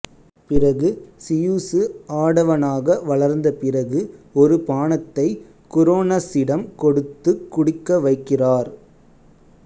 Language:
Tamil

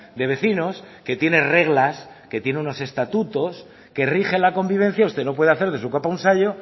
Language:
Spanish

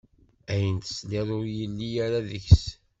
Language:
Kabyle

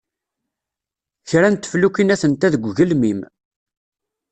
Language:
Kabyle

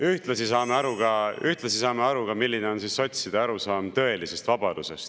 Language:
Estonian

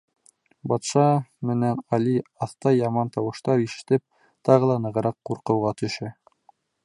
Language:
Bashkir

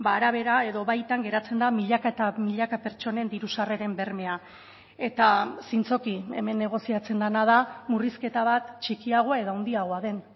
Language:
Basque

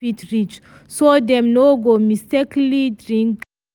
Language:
Nigerian Pidgin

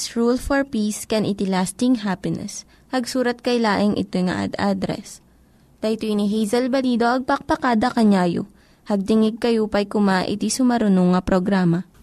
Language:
Filipino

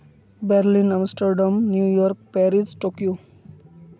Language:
Santali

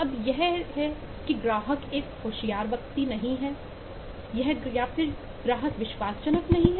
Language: Hindi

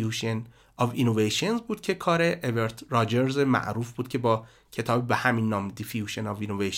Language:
Persian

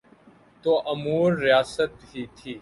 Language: Urdu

